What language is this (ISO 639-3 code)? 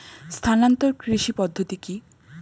ben